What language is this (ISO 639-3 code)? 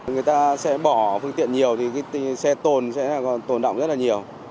vie